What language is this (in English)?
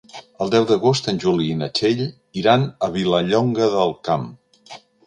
Catalan